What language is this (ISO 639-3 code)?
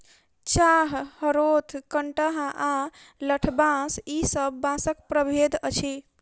mai